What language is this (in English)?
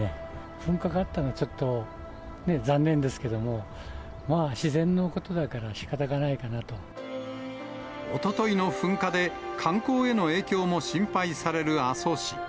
Japanese